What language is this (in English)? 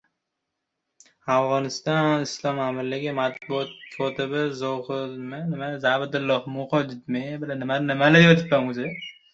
Uzbek